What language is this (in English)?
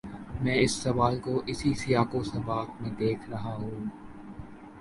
Urdu